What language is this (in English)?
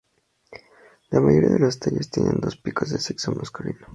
Spanish